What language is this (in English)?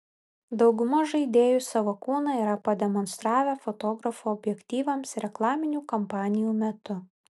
Lithuanian